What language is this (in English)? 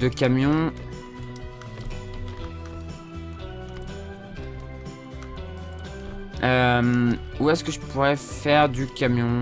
French